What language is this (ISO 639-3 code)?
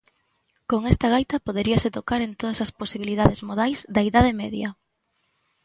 glg